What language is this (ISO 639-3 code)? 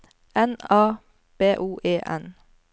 nor